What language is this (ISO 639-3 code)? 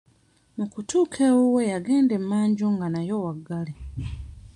lug